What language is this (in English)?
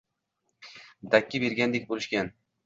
Uzbek